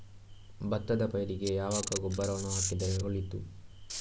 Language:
Kannada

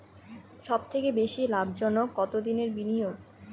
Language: Bangla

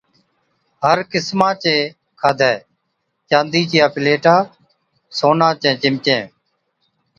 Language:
Od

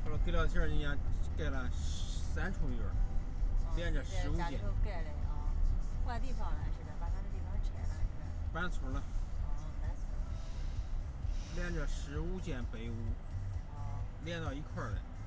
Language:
Chinese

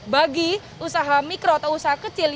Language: Indonesian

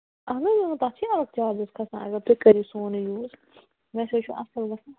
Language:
Kashmiri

